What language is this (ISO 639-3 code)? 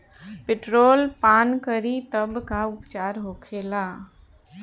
bho